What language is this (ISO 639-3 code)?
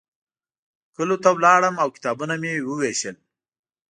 pus